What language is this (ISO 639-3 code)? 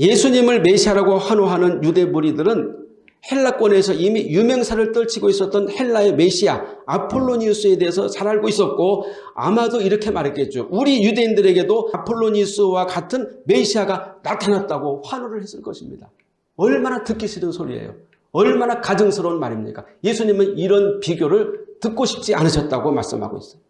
kor